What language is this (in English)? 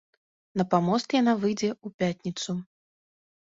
Belarusian